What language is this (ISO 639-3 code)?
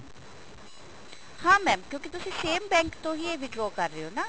pan